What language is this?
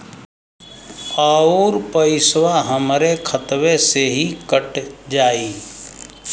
Bhojpuri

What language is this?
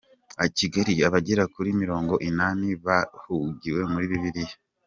Kinyarwanda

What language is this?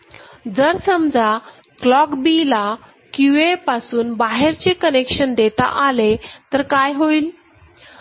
Marathi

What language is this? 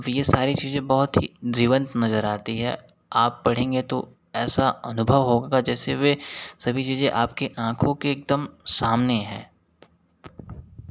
Hindi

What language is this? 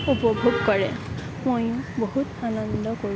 Assamese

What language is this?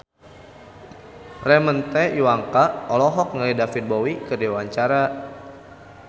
Sundanese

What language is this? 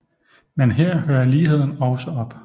Danish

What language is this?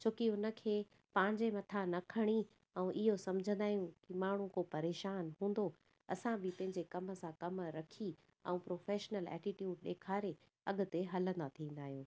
Sindhi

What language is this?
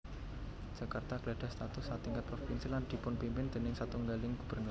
Javanese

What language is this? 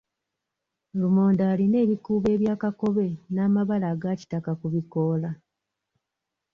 Ganda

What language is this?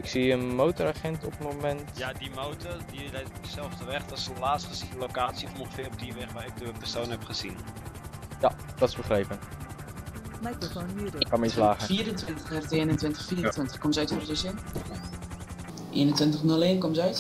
Dutch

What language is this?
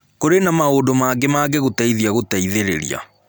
Kikuyu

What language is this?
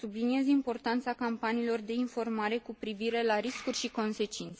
Romanian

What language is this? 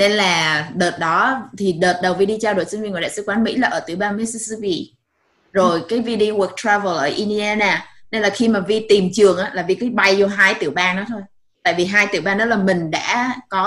Vietnamese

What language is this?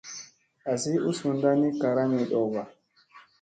Musey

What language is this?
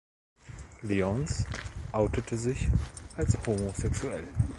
German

